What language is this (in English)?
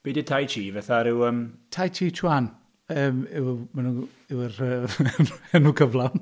Welsh